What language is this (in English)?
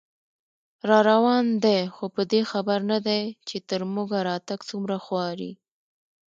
Pashto